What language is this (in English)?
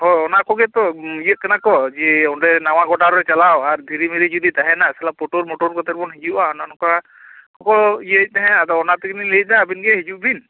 Santali